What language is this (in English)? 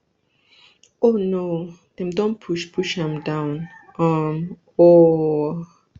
Nigerian Pidgin